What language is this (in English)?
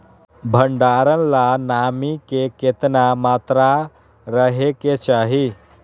Magahi